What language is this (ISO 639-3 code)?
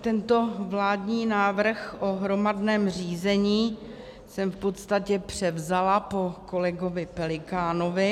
ces